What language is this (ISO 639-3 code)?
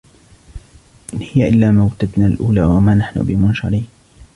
ara